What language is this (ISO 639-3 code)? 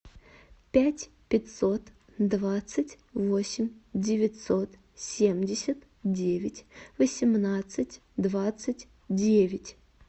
rus